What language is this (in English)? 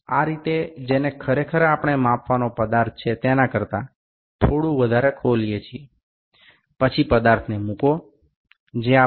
Gujarati